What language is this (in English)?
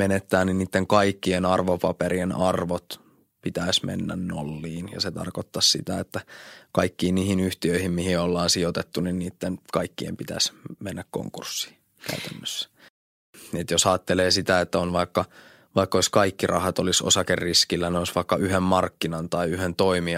Finnish